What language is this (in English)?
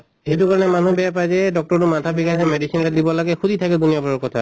Assamese